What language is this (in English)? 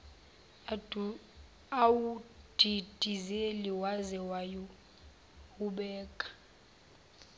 Zulu